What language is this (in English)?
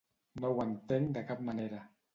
Catalan